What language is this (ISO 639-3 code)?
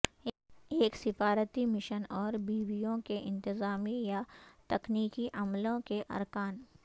urd